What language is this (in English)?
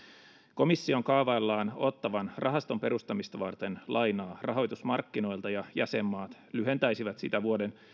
Finnish